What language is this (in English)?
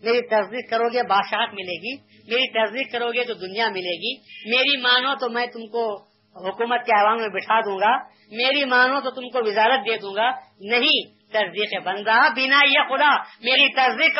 Urdu